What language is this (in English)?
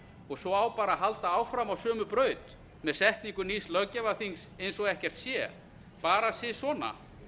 Icelandic